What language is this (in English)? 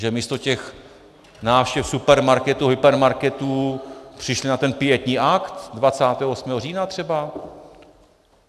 Czech